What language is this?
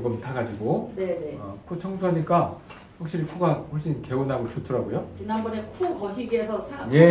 Korean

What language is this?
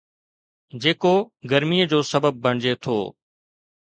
Sindhi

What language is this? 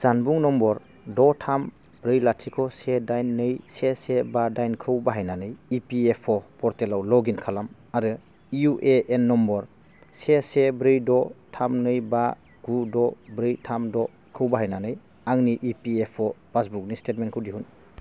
Bodo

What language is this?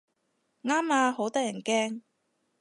Cantonese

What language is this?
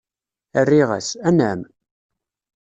Kabyle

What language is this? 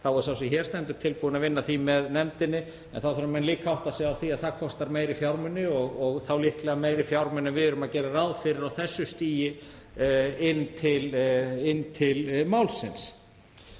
Icelandic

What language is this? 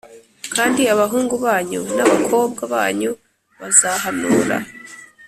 Kinyarwanda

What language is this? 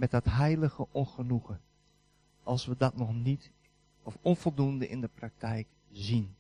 Dutch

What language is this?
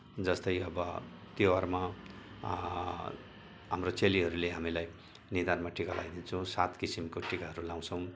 Nepali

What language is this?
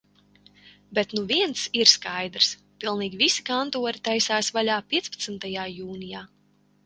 Latvian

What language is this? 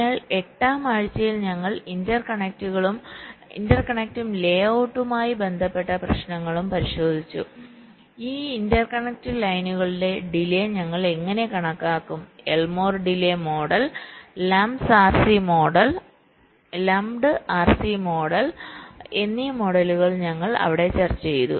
Malayalam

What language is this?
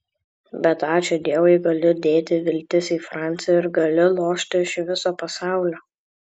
Lithuanian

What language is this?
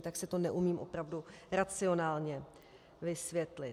Czech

